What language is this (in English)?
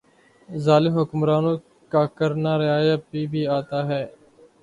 Urdu